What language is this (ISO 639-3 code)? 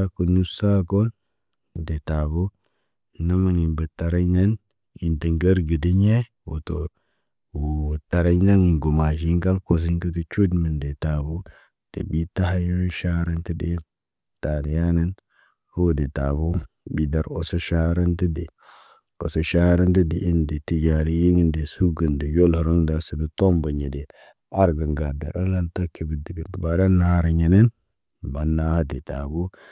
mne